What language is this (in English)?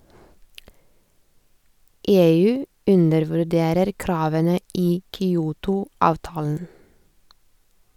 Norwegian